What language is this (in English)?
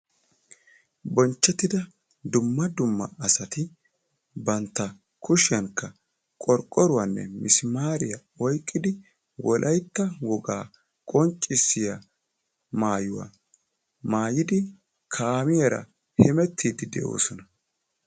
Wolaytta